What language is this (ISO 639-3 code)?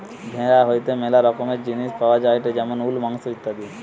ben